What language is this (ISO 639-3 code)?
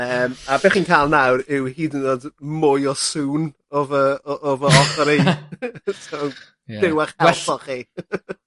cym